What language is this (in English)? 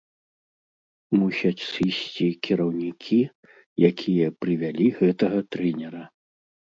Belarusian